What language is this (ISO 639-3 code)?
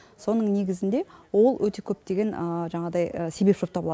kaz